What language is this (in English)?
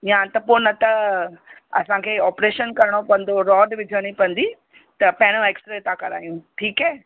Sindhi